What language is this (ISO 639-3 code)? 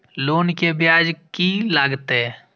mai